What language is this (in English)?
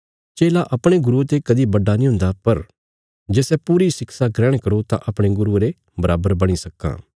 Bilaspuri